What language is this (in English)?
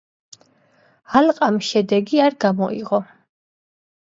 Georgian